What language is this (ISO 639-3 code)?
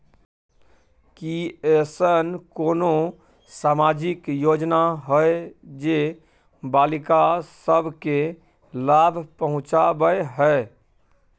mai